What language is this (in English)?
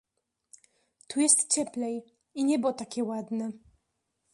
Polish